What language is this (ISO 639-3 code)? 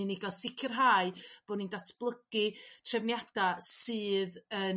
cym